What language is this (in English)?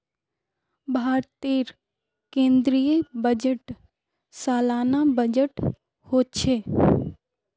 Magahi